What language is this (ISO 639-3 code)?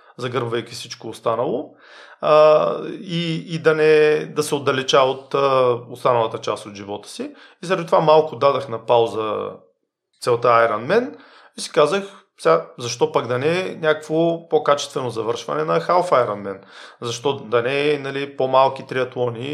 bul